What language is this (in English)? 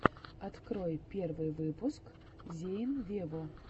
Russian